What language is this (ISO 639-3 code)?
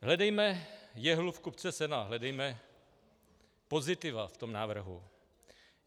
ces